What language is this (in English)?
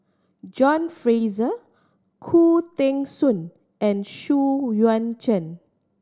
English